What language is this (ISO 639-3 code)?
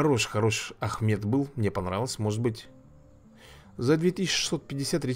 rus